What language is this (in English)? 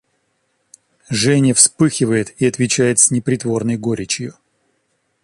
Russian